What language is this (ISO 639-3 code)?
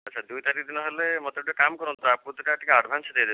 ori